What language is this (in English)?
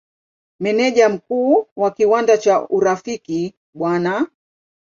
Swahili